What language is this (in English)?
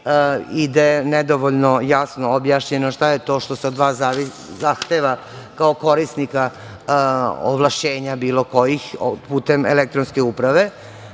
Serbian